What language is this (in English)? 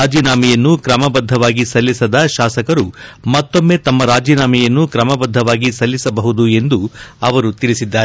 Kannada